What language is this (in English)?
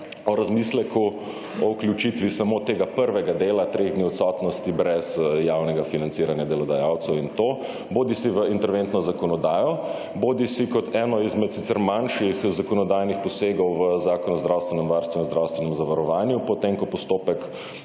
Slovenian